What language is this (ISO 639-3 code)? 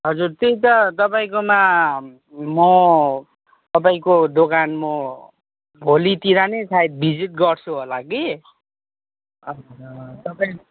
nep